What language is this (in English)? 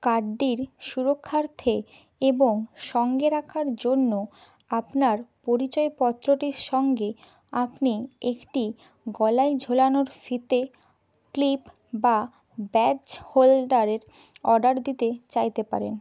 Bangla